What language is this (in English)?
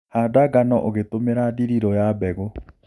Kikuyu